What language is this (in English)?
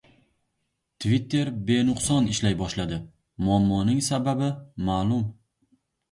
Uzbek